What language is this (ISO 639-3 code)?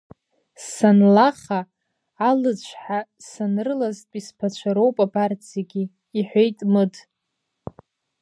abk